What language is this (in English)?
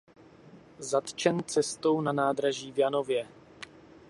Czech